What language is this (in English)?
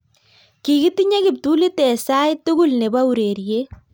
Kalenjin